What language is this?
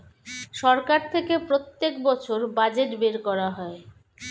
Bangla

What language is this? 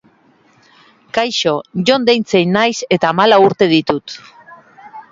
Basque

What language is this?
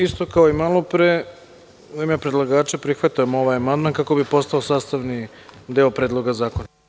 Serbian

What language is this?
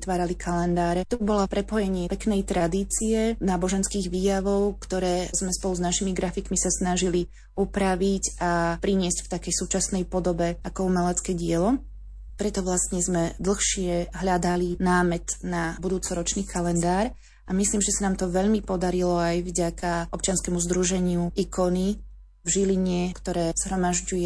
Slovak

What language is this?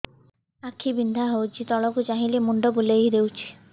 Odia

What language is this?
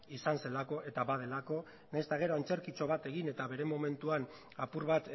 Basque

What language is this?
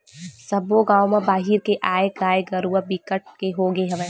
Chhattisgarhi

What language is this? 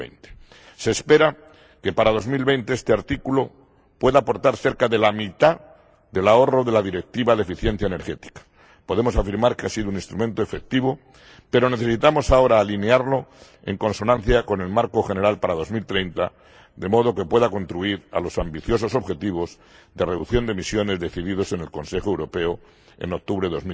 Spanish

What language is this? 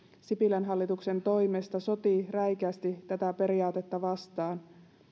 Finnish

